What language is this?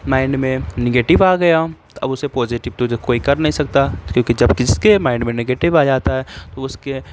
Urdu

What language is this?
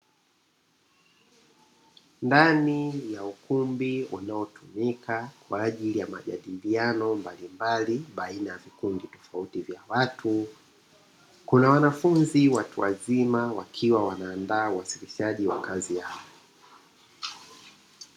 Swahili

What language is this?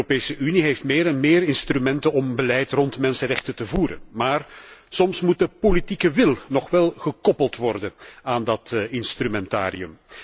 Dutch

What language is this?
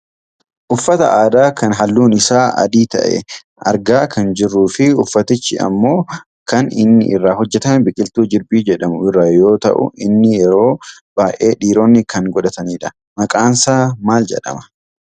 Oromo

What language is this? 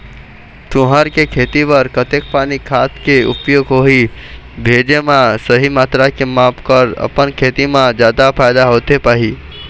Chhattisgarhi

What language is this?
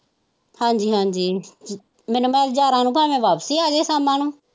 Punjabi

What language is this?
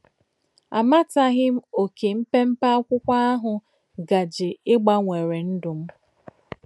Igbo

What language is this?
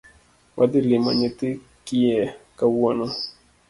Luo (Kenya and Tanzania)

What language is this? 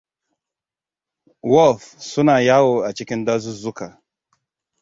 Hausa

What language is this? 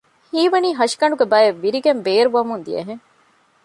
Divehi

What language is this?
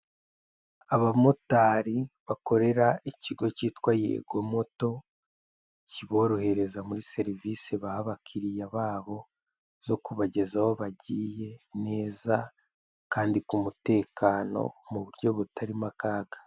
Kinyarwanda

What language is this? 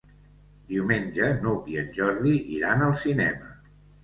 Catalan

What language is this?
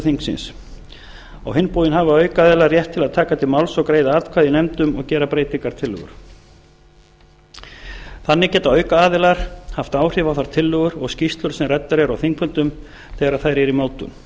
Icelandic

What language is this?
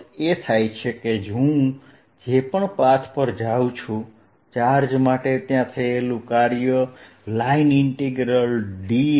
Gujarati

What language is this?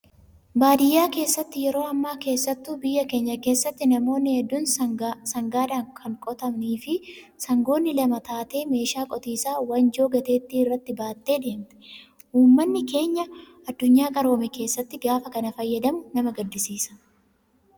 Oromo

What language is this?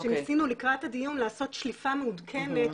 Hebrew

